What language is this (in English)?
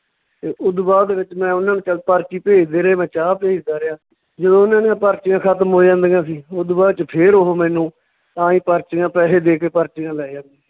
Punjabi